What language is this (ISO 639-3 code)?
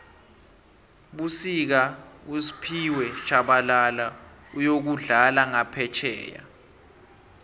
nbl